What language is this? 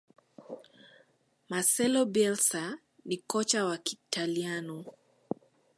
Swahili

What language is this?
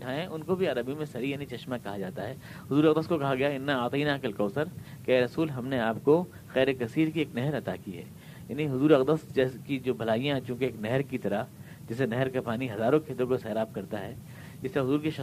Urdu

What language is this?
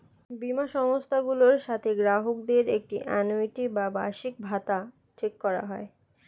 Bangla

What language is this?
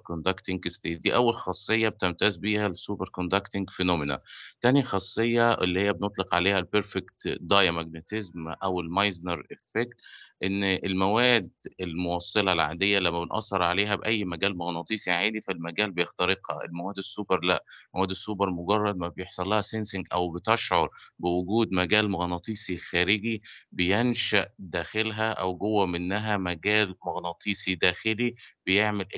Arabic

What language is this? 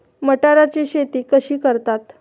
Marathi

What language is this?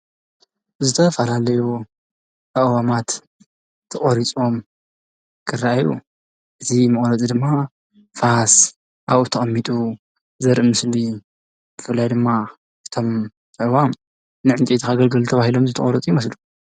Tigrinya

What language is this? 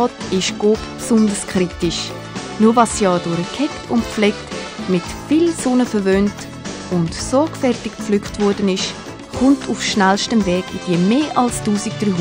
German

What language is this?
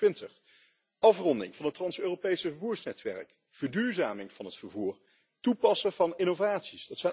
Dutch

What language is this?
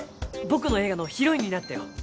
Japanese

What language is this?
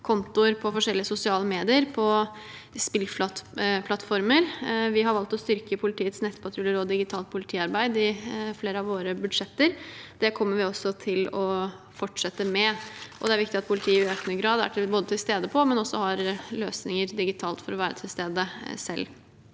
Norwegian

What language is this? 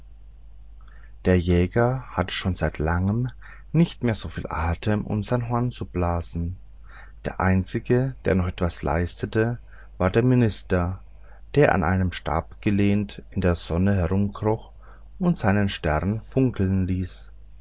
German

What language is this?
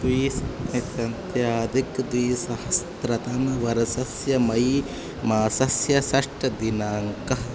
Sanskrit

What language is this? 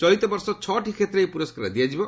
Odia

